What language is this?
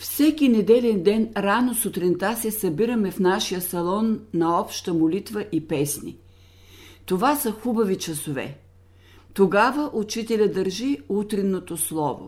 Bulgarian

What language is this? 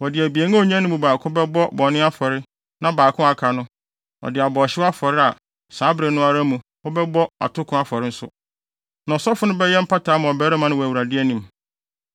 Akan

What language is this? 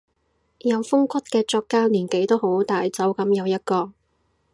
Cantonese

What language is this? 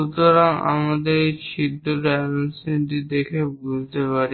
Bangla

